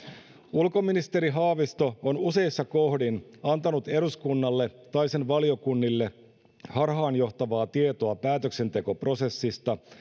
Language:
Finnish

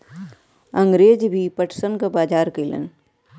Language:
Bhojpuri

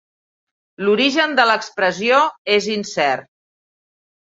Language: Catalan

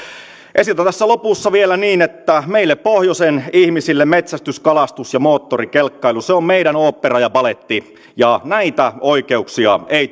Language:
Finnish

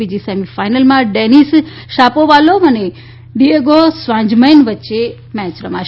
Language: Gujarati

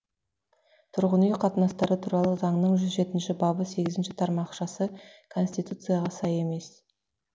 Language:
Kazakh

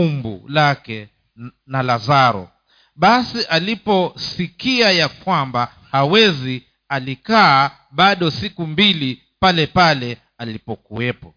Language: Swahili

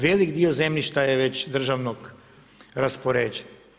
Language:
Croatian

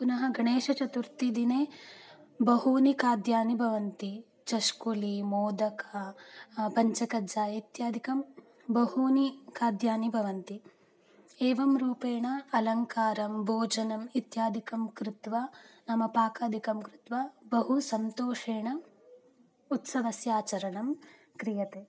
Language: Sanskrit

